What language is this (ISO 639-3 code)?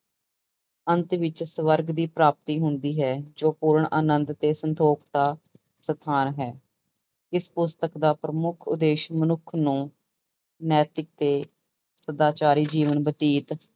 pan